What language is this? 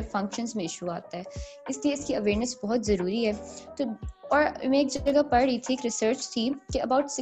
Urdu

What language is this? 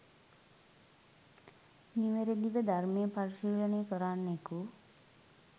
Sinhala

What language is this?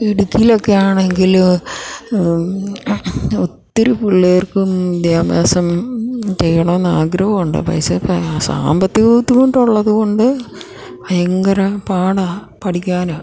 Malayalam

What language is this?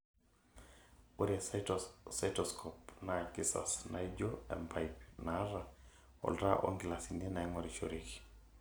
Masai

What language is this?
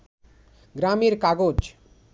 Bangla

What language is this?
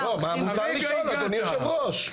Hebrew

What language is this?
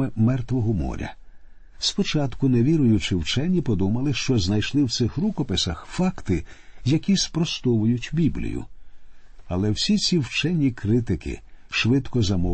Ukrainian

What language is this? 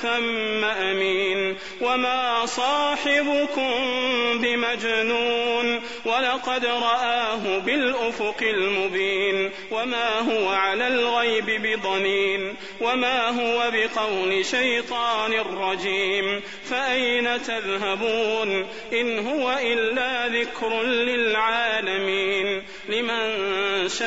Arabic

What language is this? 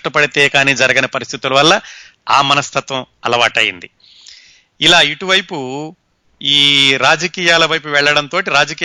Telugu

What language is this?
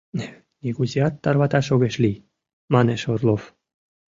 Mari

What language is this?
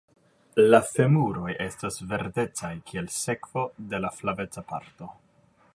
Esperanto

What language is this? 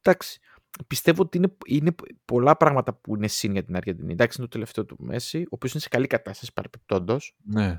Greek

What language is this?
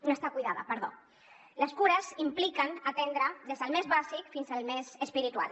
Catalan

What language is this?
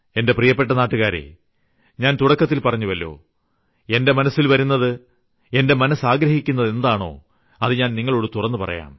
Malayalam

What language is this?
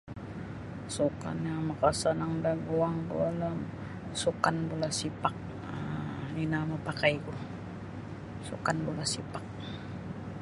Sabah Bisaya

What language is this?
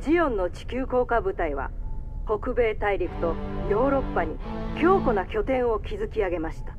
Japanese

